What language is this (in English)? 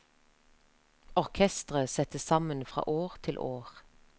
Norwegian